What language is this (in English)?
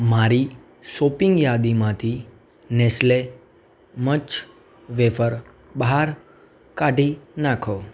Gujarati